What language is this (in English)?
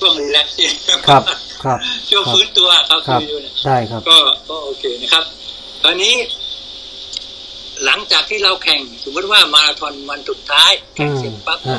Thai